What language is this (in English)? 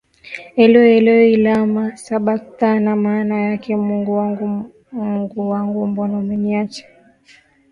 Swahili